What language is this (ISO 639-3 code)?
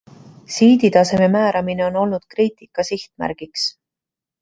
est